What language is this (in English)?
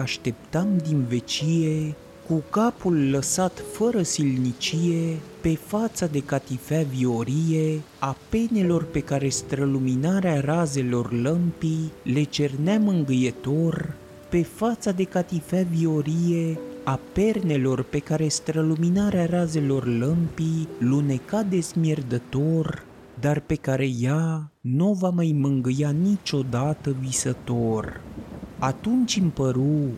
Romanian